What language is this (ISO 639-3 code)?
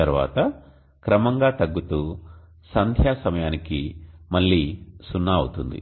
tel